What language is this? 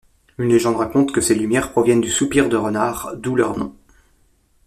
French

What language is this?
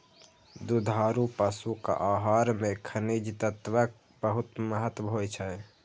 Maithili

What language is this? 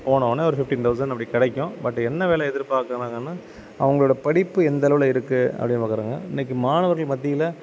Tamil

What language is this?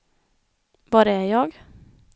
Swedish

